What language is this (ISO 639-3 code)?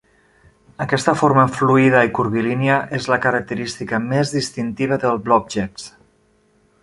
cat